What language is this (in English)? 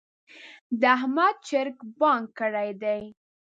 Pashto